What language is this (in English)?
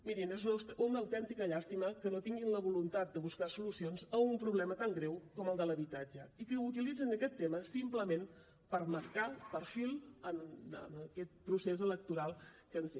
Catalan